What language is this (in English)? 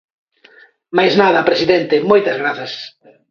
Galician